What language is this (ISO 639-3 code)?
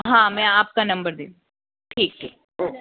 hin